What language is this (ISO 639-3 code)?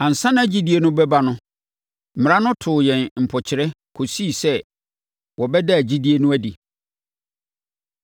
aka